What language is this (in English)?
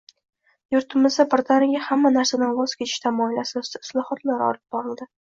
Uzbek